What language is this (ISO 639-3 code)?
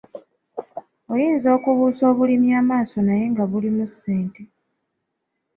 lug